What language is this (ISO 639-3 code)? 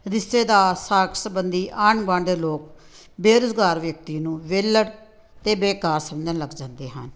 pan